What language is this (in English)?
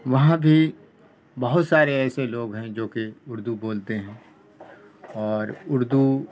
Urdu